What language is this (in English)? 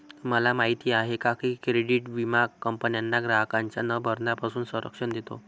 Marathi